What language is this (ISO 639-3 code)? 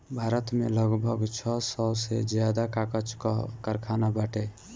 bho